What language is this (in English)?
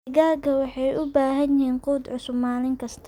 Somali